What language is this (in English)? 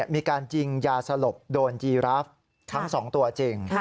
Thai